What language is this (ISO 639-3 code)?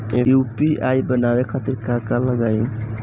bho